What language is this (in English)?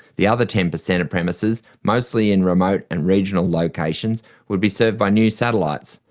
English